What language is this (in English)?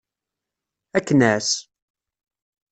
Kabyle